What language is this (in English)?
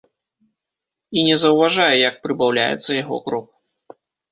Belarusian